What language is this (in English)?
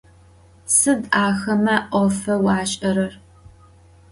Adyghe